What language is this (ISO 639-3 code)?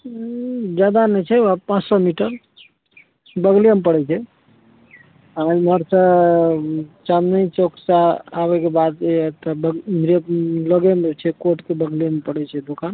mai